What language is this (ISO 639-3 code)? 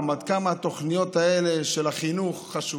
heb